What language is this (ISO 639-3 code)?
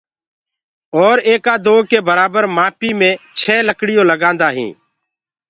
ggg